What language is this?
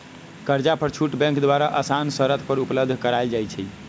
Magahi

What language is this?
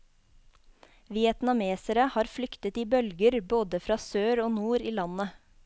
Norwegian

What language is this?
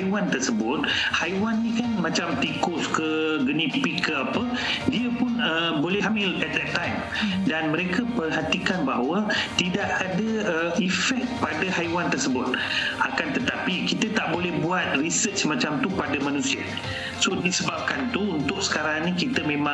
Malay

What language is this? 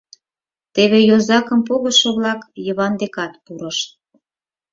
Mari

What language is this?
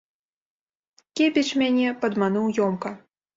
Belarusian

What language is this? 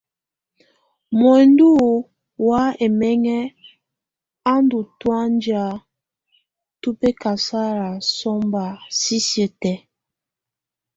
Tunen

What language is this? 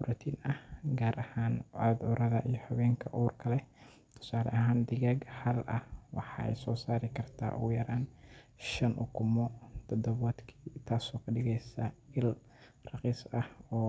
Somali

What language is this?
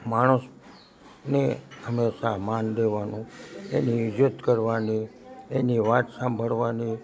Gujarati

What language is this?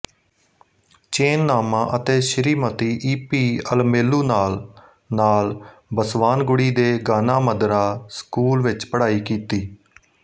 Punjabi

